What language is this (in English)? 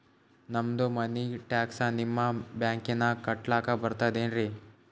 Kannada